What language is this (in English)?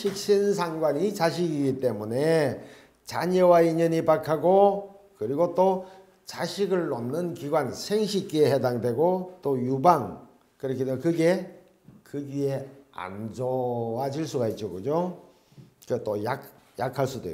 Korean